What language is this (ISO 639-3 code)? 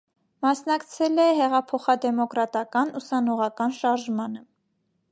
hye